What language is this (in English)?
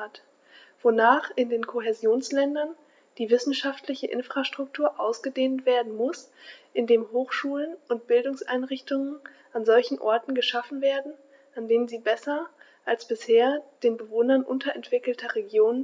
German